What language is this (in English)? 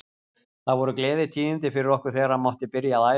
Icelandic